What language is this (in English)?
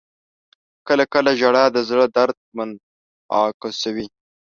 Pashto